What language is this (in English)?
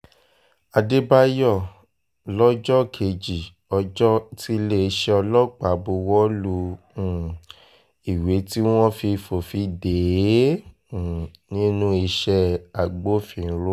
Yoruba